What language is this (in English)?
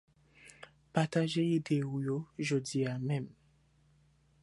Haitian Creole